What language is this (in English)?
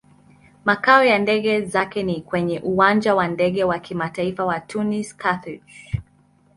Swahili